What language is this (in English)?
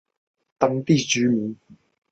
Chinese